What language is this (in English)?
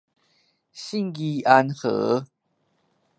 Min Nan Chinese